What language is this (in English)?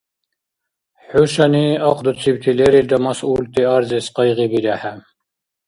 Dargwa